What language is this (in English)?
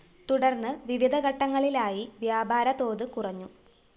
Malayalam